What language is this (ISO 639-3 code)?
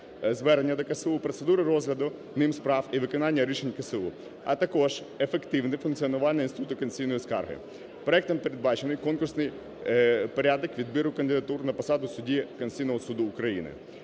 ukr